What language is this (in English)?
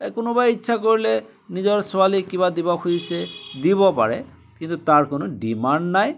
Assamese